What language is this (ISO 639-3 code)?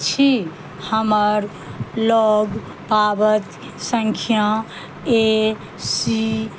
mai